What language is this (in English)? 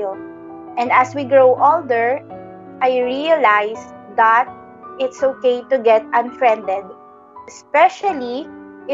Filipino